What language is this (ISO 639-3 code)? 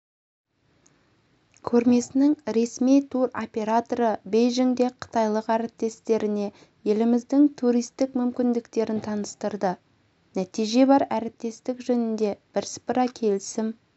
kaz